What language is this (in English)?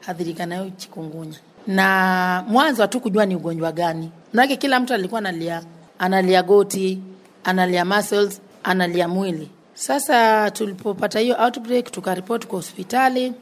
Swahili